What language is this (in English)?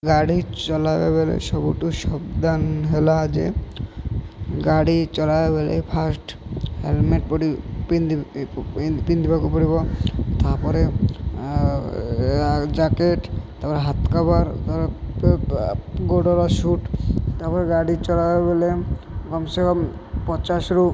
Odia